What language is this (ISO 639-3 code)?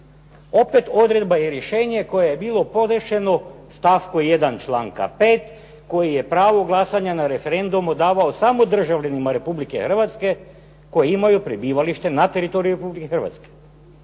hrv